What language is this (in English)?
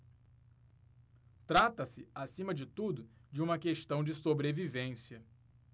Portuguese